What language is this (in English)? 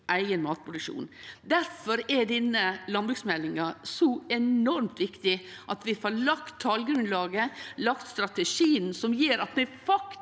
Norwegian